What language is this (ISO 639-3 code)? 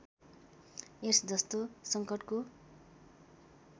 nep